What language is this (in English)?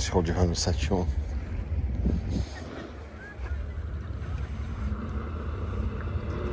Portuguese